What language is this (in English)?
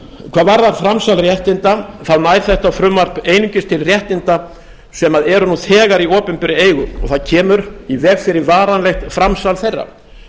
Icelandic